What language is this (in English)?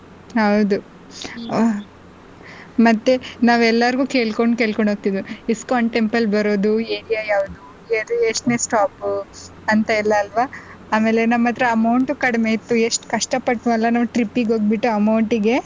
Kannada